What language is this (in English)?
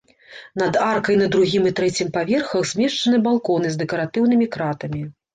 Belarusian